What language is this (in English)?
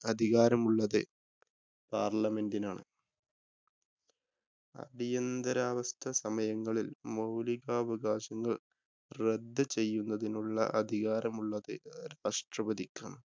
Malayalam